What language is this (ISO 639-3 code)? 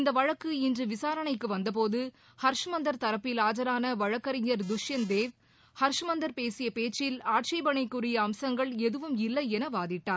tam